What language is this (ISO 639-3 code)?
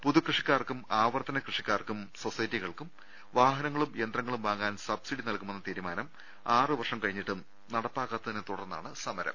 mal